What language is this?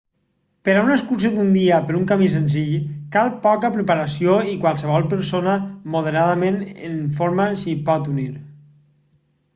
Catalan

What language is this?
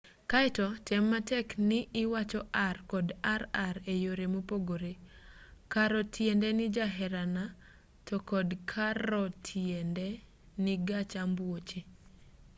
Luo (Kenya and Tanzania)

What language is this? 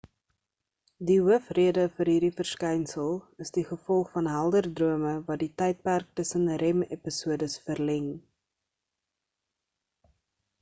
Afrikaans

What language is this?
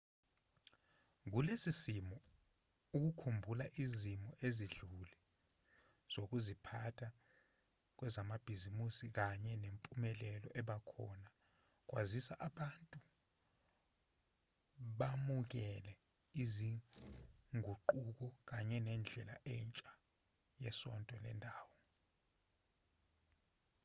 Zulu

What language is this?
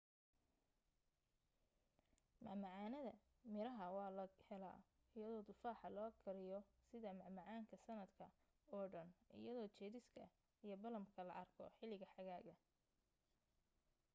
Somali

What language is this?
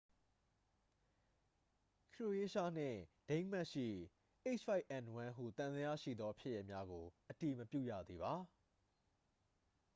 Burmese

